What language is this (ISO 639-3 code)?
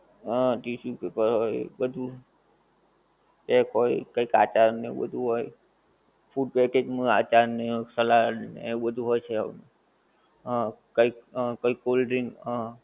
guj